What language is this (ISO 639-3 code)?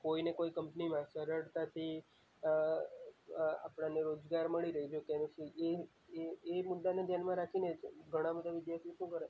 guj